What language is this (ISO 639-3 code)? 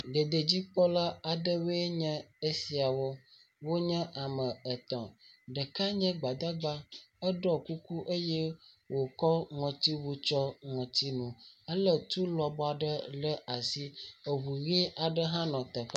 ewe